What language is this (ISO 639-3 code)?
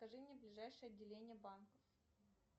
rus